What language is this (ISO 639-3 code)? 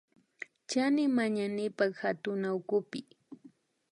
qvi